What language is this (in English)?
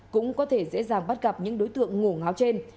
Vietnamese